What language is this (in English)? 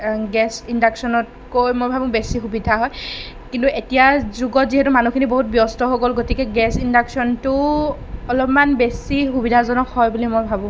Assamese